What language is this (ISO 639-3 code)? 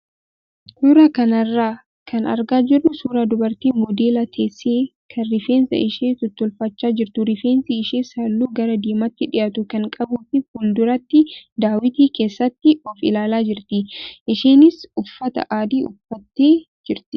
orm